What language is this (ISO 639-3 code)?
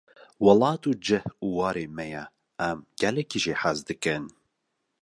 kur